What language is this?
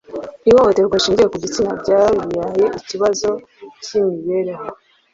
Kinyarwanda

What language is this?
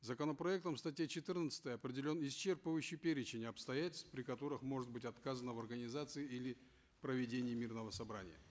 Kazakh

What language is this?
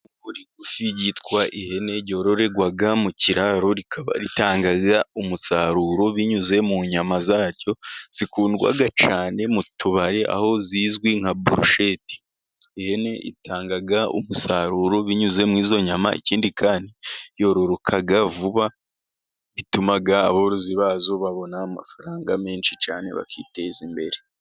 Kinyarwanda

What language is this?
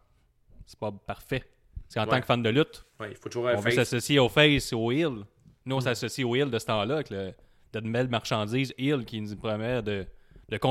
French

